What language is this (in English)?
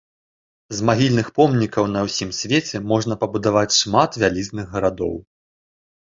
Belarusian